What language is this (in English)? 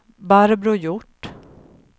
Swedish